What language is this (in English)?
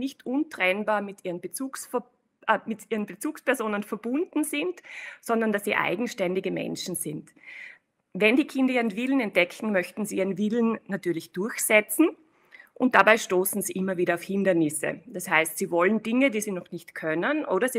German